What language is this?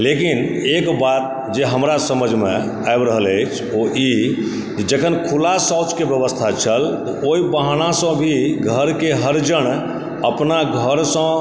Maithili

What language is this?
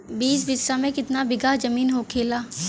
Bhojpuri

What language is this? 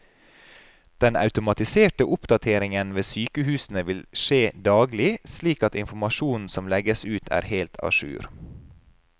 Norwegian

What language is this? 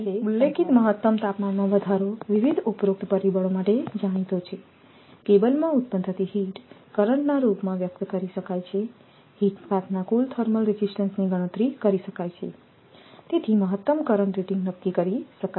Gujarati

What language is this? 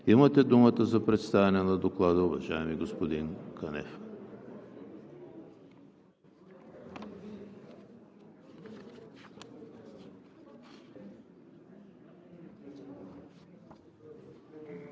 Bulgarian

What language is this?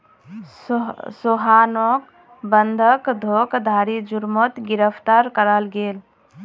Magahi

